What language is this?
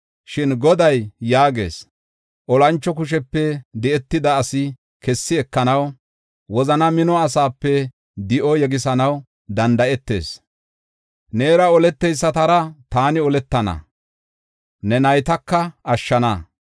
Gofa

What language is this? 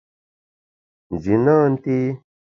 Bamun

